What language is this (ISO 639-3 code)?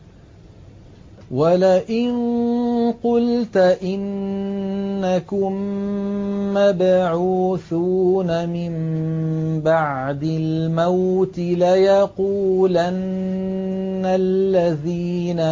ara